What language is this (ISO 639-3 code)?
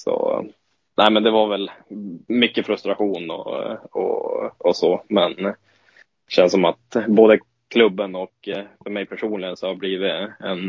swe